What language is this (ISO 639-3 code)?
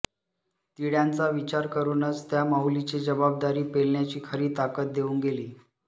mar